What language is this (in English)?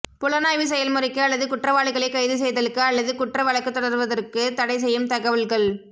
Tamil